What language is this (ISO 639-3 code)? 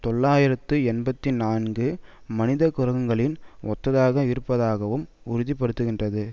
tam